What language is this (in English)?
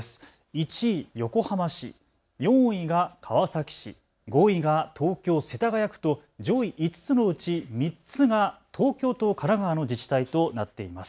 Japanese